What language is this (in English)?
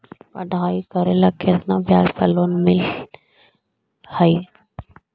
Magahi